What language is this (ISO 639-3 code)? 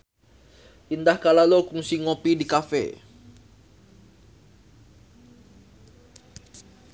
sun